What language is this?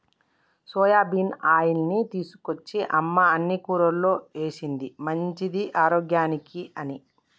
Telugu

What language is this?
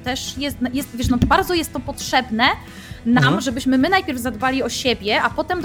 Polish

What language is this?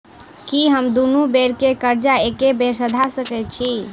Maithili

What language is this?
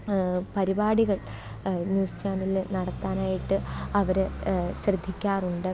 Malayalam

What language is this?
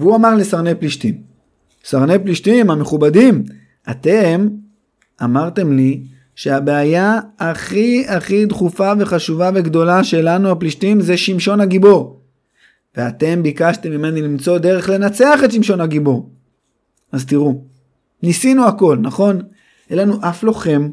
Hebrew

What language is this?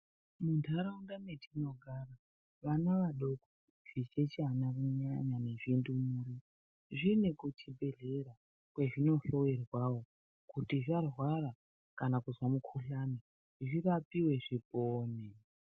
Ndau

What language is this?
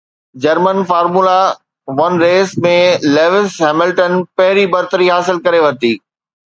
Sindhi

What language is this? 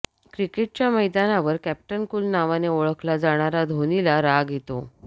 Marathi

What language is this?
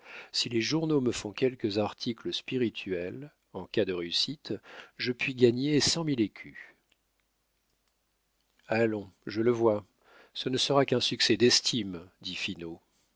French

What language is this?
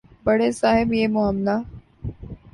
Urdu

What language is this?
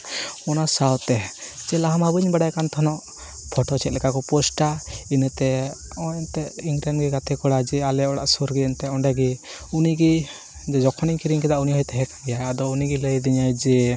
Santali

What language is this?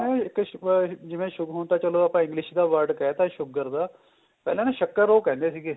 Punjabi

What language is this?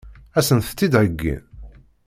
Kabyle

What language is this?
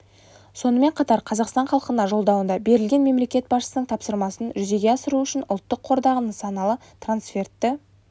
Kazakh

